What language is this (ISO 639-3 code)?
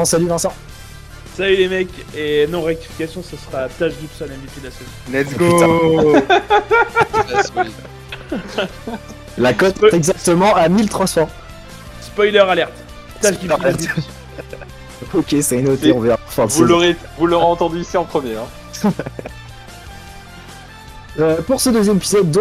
fra